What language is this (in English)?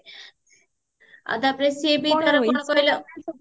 Odia